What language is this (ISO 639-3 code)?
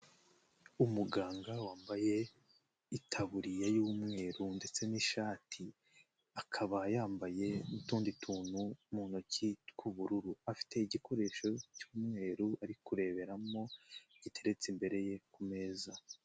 kin